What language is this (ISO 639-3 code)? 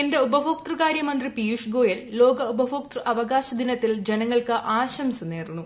mal